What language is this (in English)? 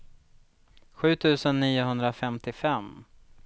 Swedish